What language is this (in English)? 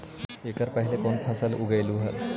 Magahi